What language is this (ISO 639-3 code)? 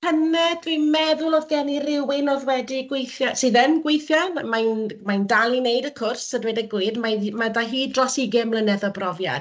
cym